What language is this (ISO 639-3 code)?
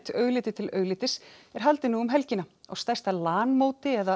isl